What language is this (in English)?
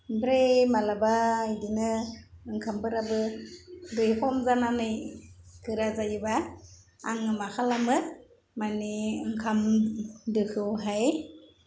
Bodo